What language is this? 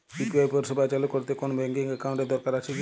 Bangla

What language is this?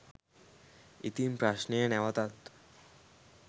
Sinhala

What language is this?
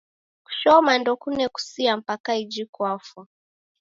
Taita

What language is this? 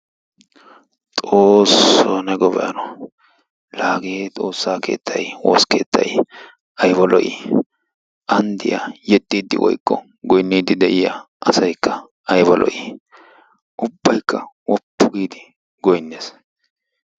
Wolaytta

